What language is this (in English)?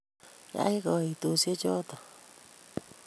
Kalenjin